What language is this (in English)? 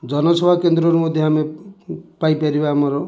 Odia